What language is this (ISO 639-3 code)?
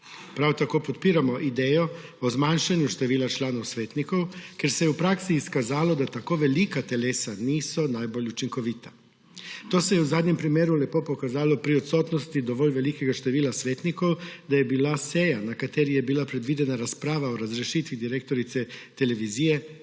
slv